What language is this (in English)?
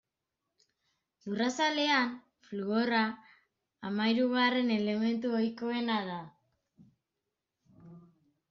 Basque